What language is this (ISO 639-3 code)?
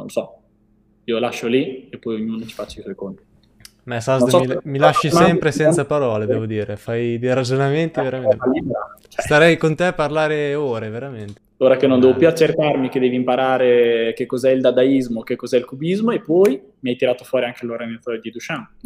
ita